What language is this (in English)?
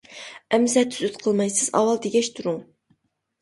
Uyghur